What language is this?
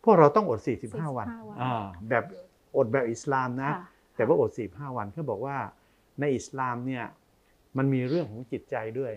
Thai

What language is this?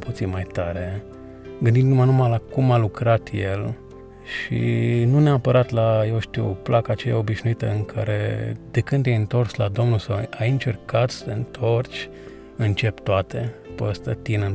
Romanian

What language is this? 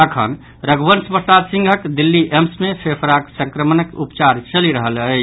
Maithili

